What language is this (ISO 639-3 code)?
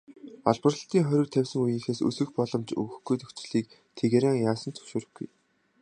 mon